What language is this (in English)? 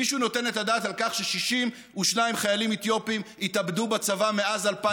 Hebrew